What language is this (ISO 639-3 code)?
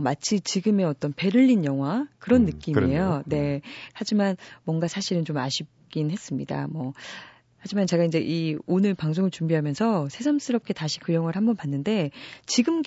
kor